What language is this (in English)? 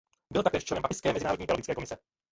Czech